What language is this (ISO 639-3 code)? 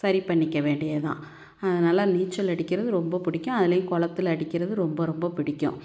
tam